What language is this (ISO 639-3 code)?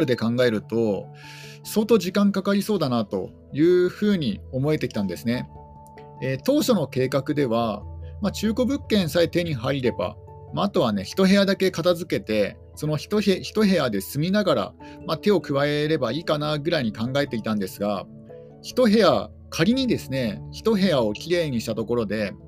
jpn